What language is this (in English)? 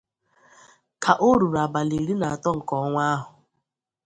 Igbo